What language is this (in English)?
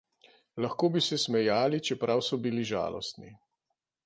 Slovenian